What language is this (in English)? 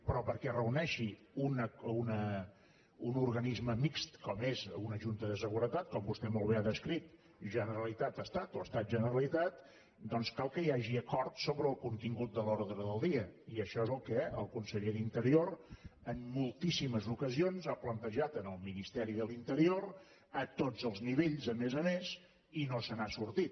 Catalan